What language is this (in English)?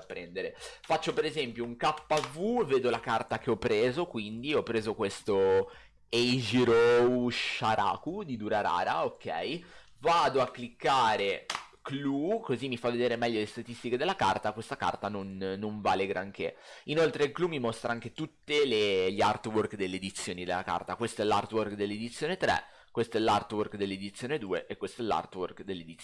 Italian